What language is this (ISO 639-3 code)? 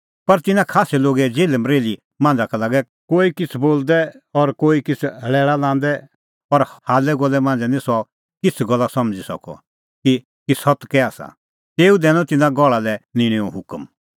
kfx